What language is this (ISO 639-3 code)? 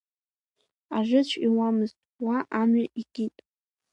abk